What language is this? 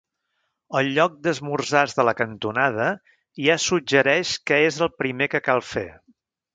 Catalan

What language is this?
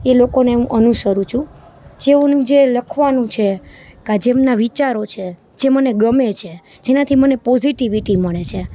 Gujarati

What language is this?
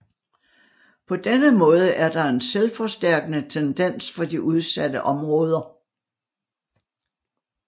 Danish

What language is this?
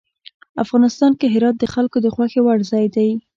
Pashto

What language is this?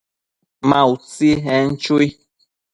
Matsés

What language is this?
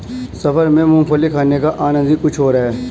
Hindi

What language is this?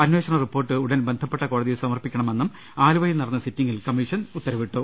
Malayalam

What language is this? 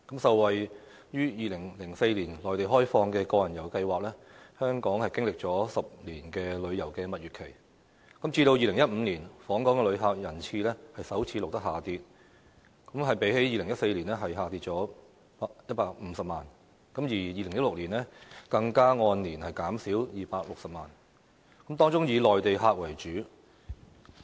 Cantonese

